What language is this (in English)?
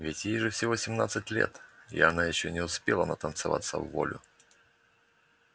Russian